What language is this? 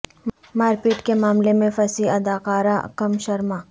Urdu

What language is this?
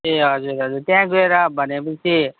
Nepali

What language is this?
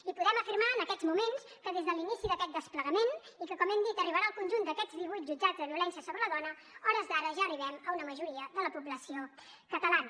Catalan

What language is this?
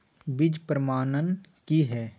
Maithili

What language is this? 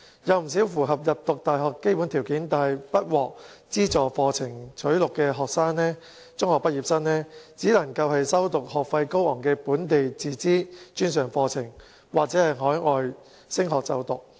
Cantonese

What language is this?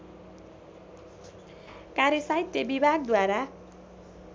Nepali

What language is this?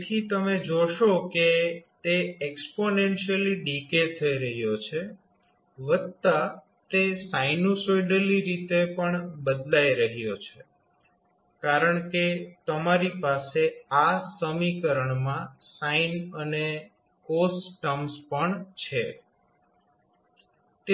Gujarati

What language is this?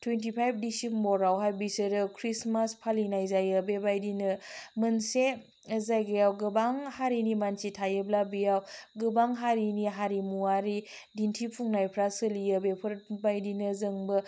Bodo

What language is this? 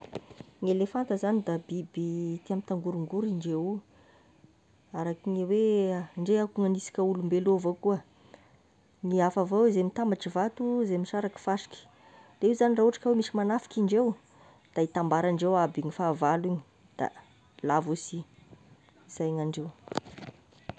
Tesaka Malagasy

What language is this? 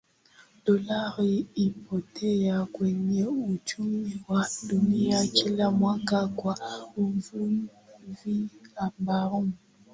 Swahili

